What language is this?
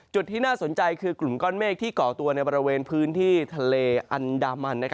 Thai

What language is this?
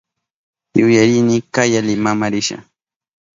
Southern Pastaza Quechua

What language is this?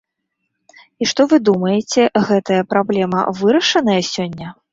Belarusian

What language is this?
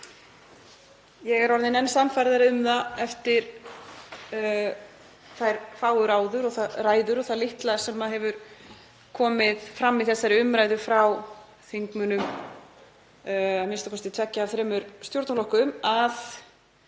Icelandic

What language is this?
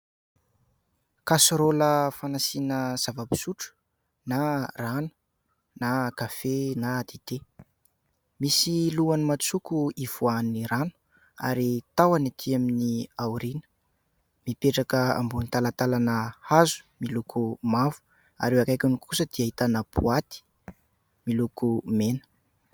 Malagasy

